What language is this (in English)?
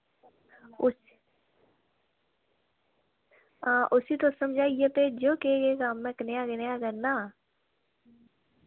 Dogri